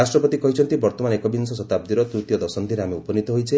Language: Odia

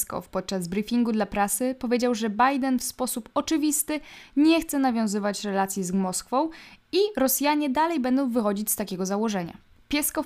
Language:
Polish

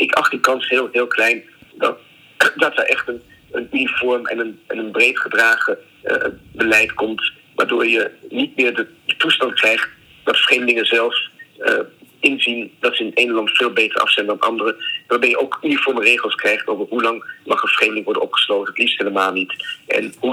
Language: Dutch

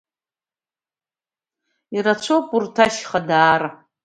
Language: Abkhazian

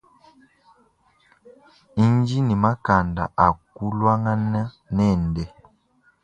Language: Luba-Lulua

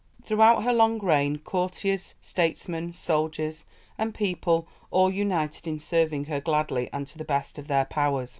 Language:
English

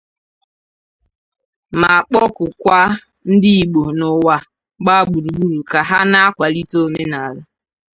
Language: Igbo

